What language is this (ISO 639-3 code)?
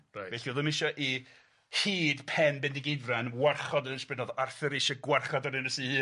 cym